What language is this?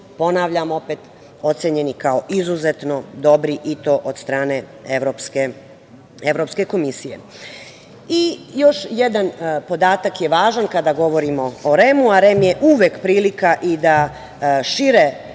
Serbian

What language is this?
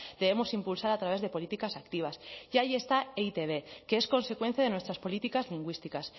Spanish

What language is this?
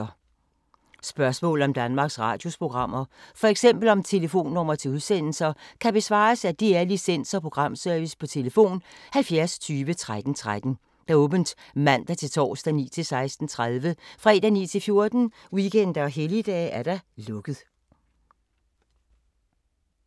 Danish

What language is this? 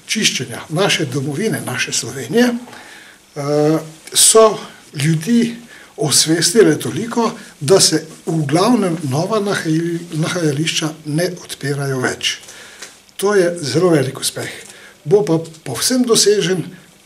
Bulgarian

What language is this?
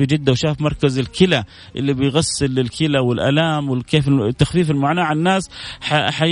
Arabic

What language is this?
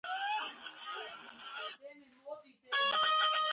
Georgian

